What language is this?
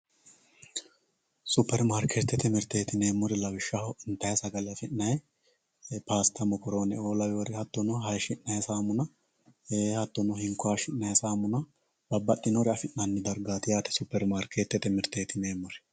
Sidamo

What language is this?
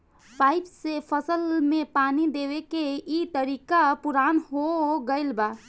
Bhojpuri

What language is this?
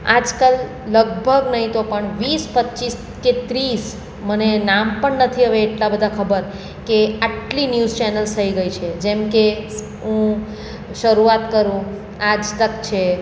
Gujarati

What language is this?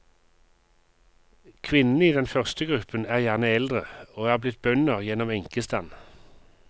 Norwegian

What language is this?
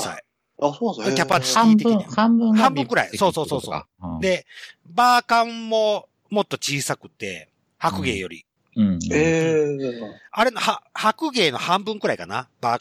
Japanese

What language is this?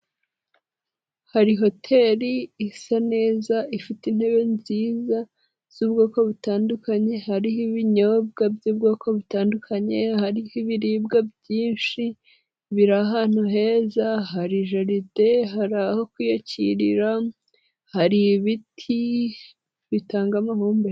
Kinyarwanda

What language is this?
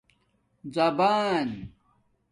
Domaaki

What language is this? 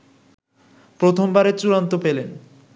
Bangla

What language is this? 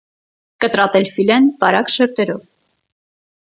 Armenian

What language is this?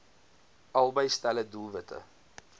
Afrikaans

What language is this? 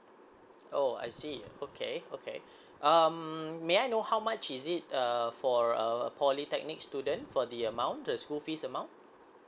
English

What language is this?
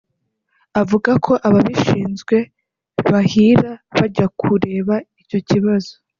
Kinyarwanda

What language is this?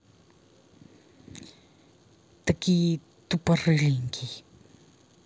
Russian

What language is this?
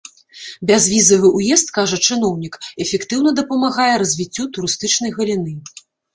Belarusian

